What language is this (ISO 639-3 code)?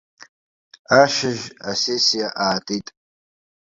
abk